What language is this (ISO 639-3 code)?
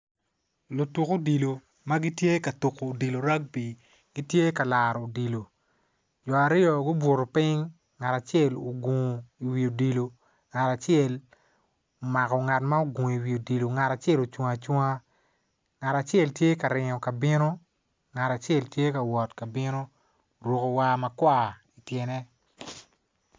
ach